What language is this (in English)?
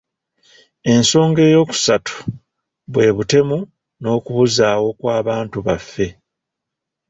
Ganda